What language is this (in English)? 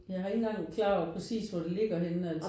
Danish